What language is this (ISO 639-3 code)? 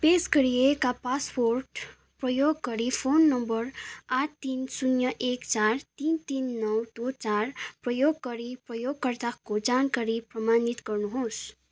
nep